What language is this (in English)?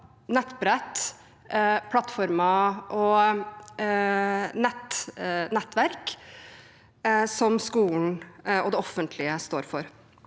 Norwegian